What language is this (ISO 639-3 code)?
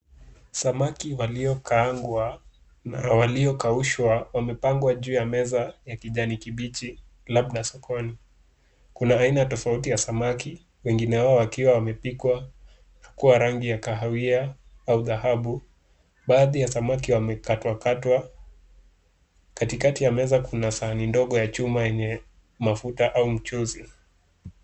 swa